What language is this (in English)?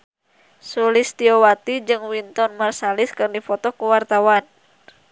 Sundanese